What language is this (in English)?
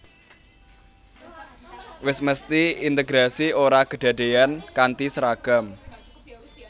Javanese